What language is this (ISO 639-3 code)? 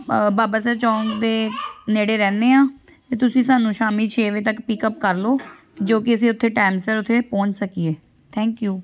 pan